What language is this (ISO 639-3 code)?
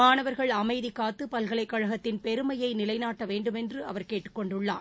tam